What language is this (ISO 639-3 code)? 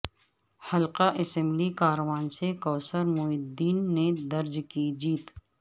urd